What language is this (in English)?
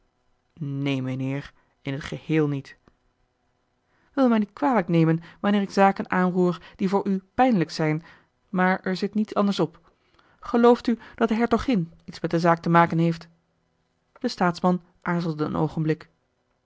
Dutch